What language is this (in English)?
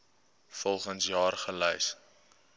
Afrikaans